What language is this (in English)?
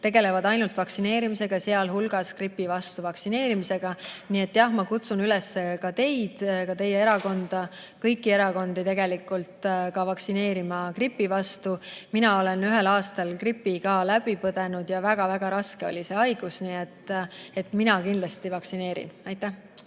Estonian